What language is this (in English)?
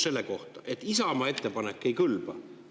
Estonian